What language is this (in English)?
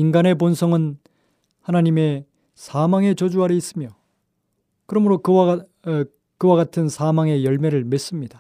Korean